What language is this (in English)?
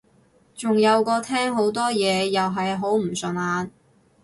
Cantonese